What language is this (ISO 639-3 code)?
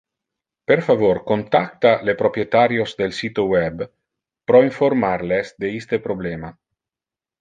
ina